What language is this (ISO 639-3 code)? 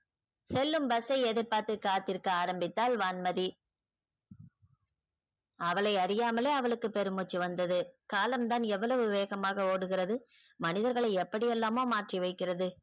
tam